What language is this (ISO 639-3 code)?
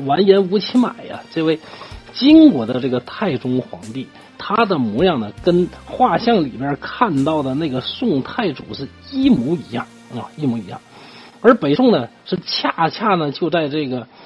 zho